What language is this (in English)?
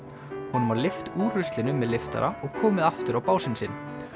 Icelandic